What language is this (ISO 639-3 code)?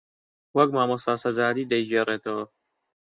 ckb